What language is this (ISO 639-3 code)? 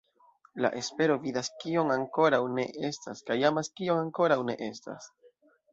epo